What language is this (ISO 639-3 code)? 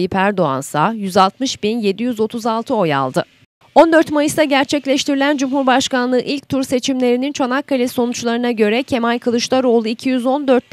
tur